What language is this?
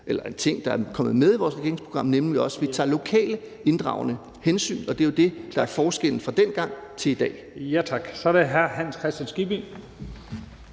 Danish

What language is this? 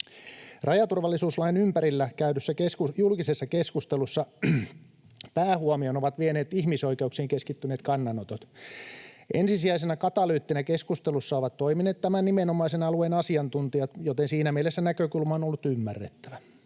Finnish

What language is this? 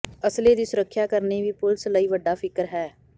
Punjabi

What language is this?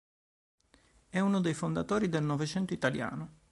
Italian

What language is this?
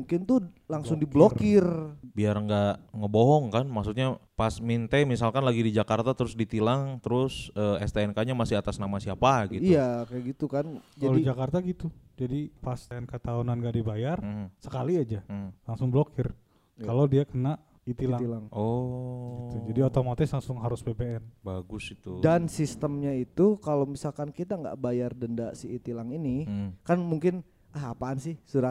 Indonesian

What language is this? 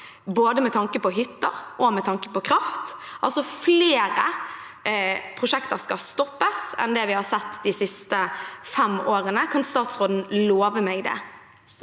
Norwegian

